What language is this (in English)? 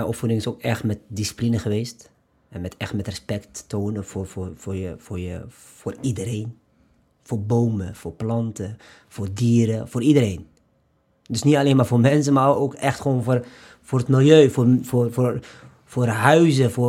Dutch